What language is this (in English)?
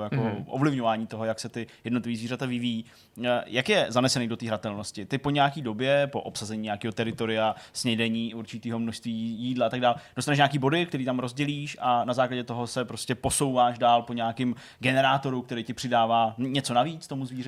Czech